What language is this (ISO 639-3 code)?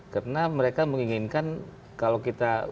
ind